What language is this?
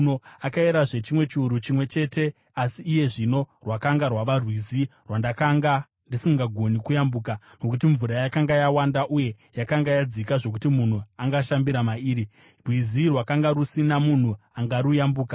Shona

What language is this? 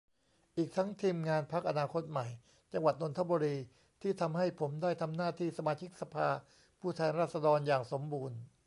Thai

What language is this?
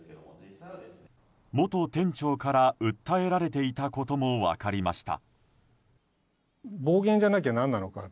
Japanese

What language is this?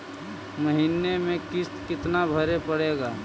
Magahi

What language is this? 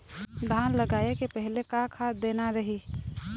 Chhattisgarhi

